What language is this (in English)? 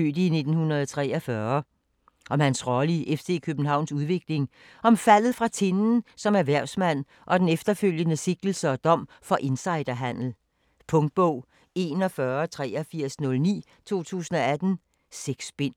Danish